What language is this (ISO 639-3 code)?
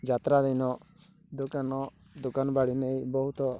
ori